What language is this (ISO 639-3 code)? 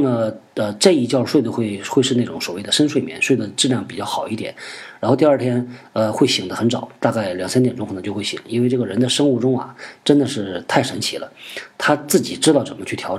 zho